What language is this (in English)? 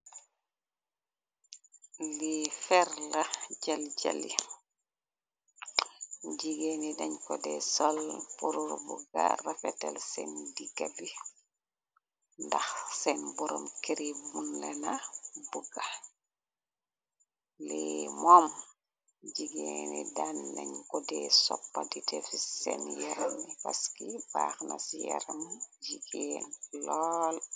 Wolof